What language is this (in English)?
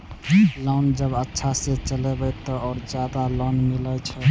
Maithili